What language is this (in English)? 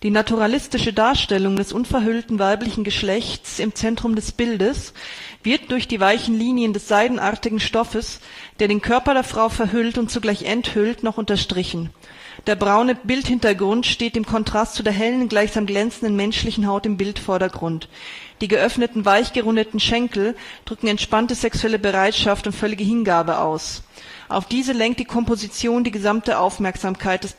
German